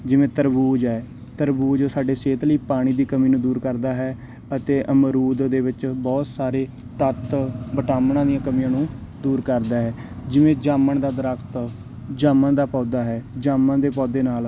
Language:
Punjabi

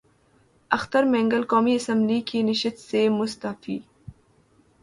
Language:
Urdu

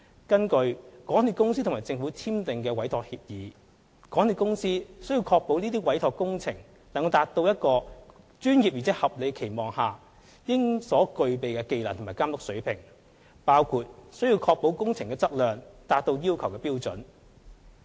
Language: Cantonese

